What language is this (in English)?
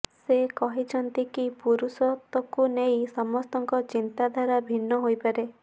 Odia